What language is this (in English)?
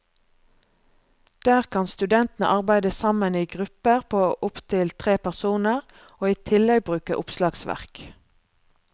Norwegian